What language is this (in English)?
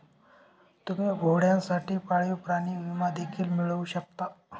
Marathi